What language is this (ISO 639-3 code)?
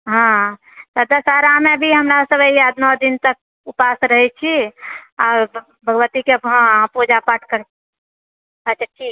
mai